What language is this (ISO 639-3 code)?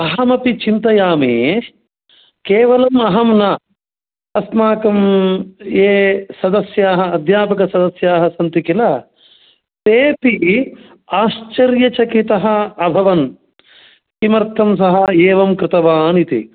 san